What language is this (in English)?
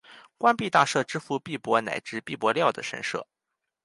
Chinese